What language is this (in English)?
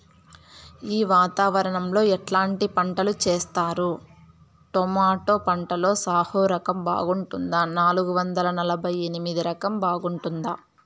Telugu